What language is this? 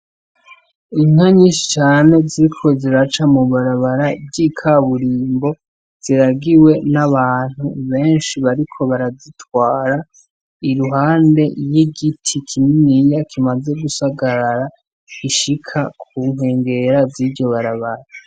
Rundi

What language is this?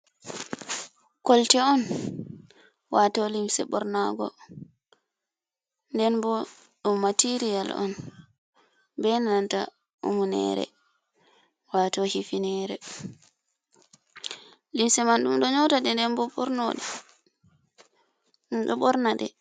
Fula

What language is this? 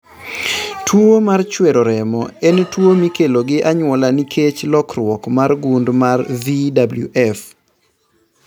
Luo (Kenya and Tanzania)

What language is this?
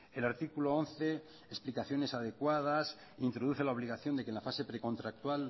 Spanish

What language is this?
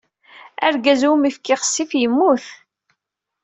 Kabyle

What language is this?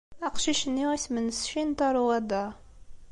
Kabyle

